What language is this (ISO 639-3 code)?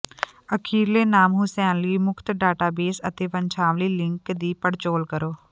pan